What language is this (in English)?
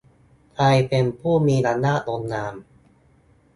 Thai